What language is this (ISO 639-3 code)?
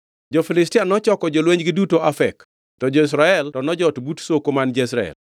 luo